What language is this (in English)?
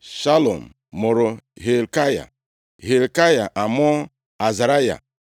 Igbo